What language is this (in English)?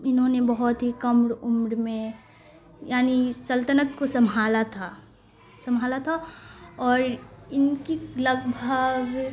Urdu